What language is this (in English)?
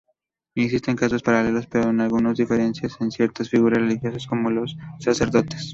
Spanish